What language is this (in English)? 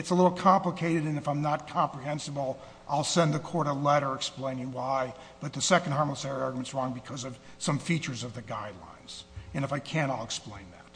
English